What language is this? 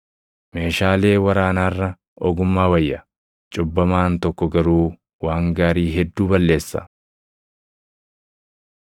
Oromo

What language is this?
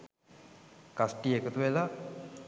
Sinhala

